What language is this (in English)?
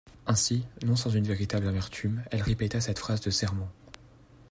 French